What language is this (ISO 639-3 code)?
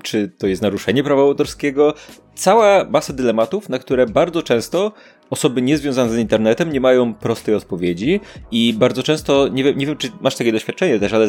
pol